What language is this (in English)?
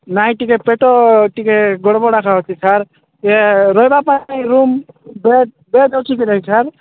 Odia